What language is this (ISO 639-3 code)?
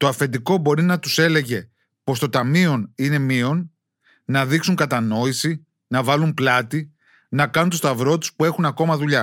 ell